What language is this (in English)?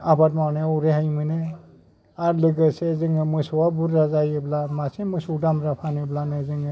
Bodo